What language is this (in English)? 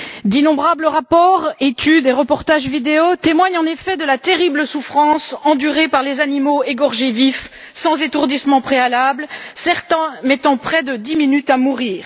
French